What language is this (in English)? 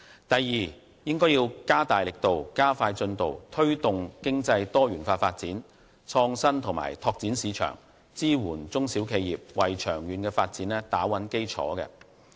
Cantonese